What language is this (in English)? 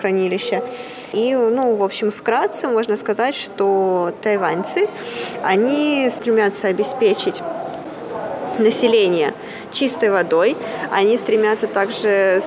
Russian